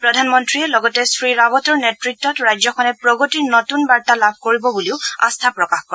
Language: Assamese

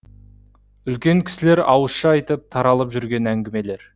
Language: Kazakh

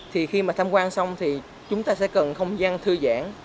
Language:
Vietnamese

